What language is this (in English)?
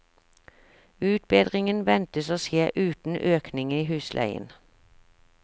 Norwegian